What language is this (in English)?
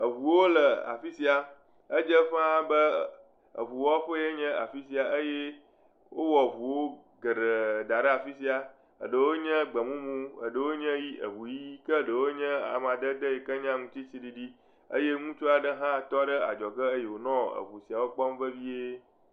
Ewe